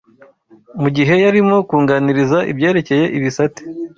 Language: Kinyarwanda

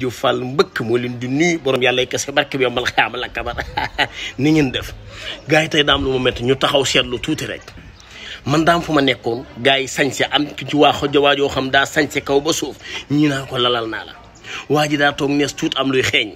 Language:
Indonesian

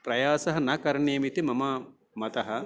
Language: Sanskrit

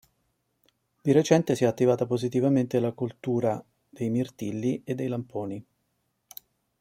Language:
Italian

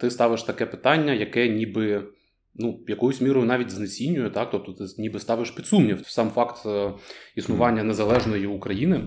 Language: Ukrainian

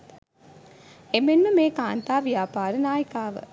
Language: Sinhala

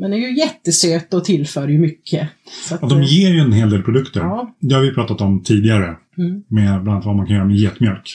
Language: Swedish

